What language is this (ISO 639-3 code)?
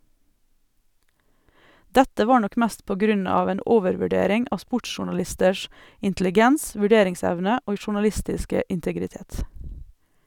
nor